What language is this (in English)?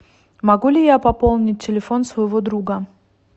Russian